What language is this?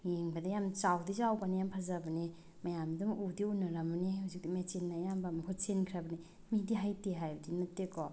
Manipuri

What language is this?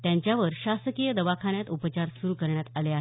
Marathi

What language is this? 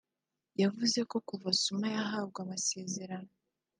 Kinyarwanda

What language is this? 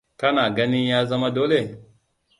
Hausa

